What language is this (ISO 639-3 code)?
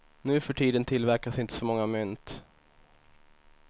swe